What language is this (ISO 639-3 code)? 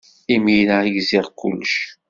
kab